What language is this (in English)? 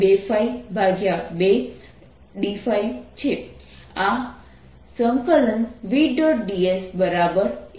Gujarati